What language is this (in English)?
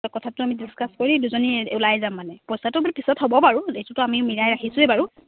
Assamese